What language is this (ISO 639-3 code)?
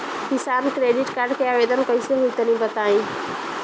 bho